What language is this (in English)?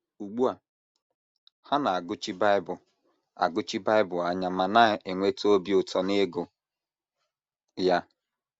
Igbo